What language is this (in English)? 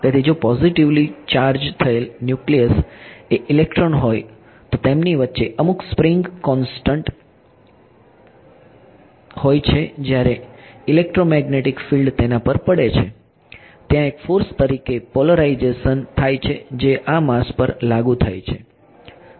Gujarati